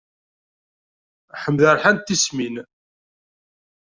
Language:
Kabyle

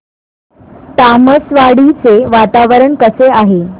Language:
Marathi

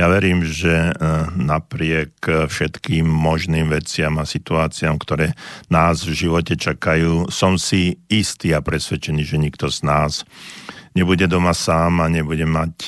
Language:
Slovak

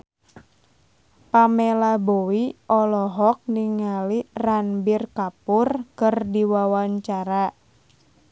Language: Sundanese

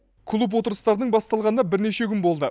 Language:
Kazakh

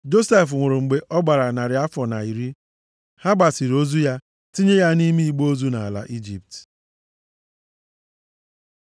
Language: Igbo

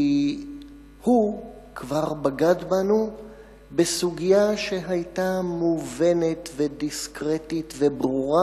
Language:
Hebrew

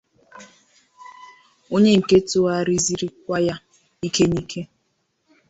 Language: Igbo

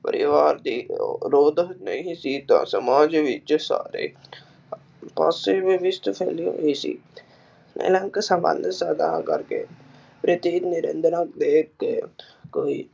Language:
Punjabi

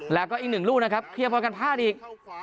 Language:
Thai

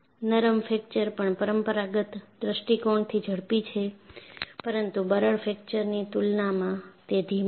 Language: Gujarati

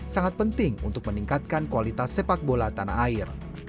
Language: Indonesian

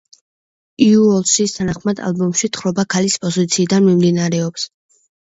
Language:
Georgian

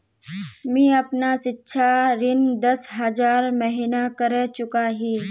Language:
Magahi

